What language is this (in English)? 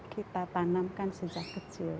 Indonesian